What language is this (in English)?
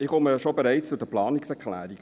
Swiss German